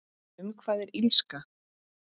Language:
Icelandic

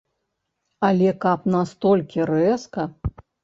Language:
Belarusian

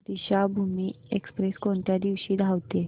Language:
Marathi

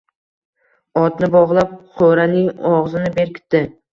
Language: Uzbek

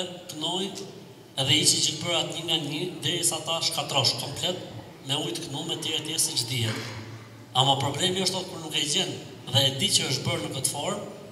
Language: Arabic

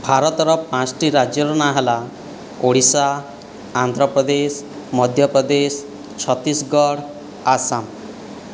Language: Odia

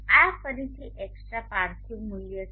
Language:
Gujarati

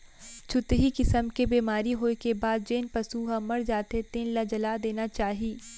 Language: Chhattisgarhi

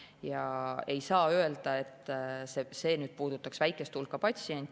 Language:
Estonian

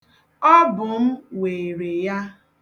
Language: Igbo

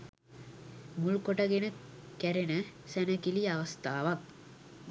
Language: Sinhala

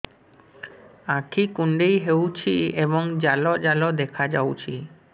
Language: Odia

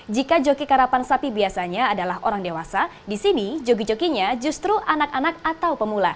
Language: Indonesian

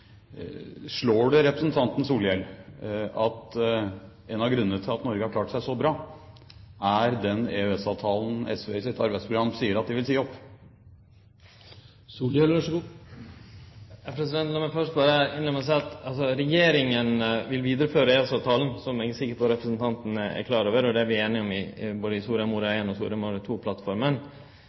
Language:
Norwegian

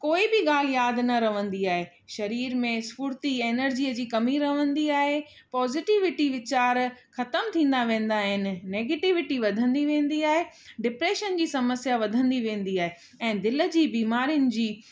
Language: Sindhi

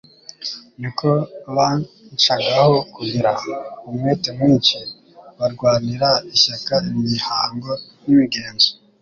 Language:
Kinyarwanda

